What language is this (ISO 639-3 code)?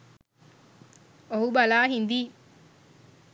sin